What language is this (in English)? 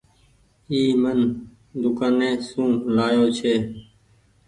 Goaria